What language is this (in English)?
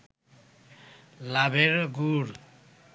Bangla